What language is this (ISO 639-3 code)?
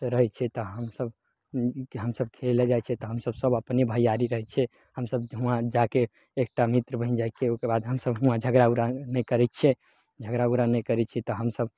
mai